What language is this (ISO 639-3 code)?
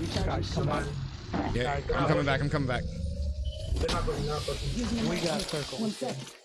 eng